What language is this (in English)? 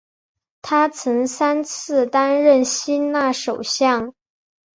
Chinese